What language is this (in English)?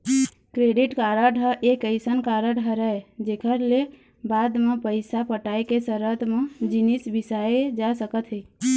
Chhattisgarhi